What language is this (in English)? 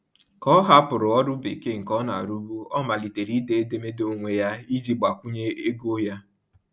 Igbo